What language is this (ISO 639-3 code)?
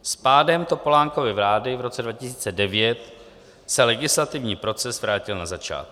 ces